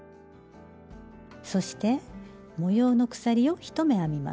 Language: Japanese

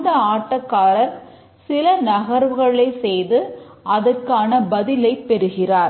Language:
Tamil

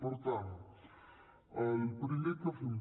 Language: Catalan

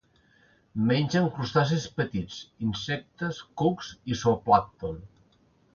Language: Catalan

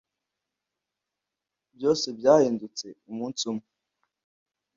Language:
Kinyarwanda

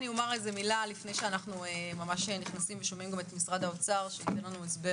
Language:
Hebrew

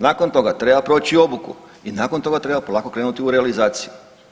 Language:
Croatian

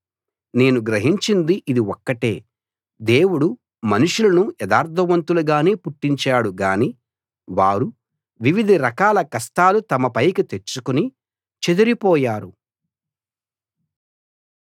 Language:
Telugu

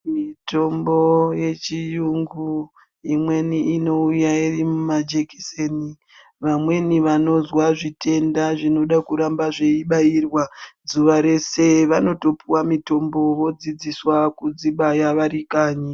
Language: Ndau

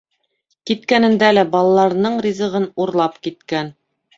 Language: Bashkir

